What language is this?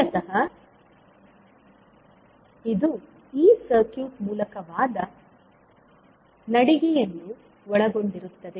Kannada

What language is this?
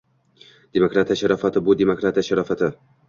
Uzbek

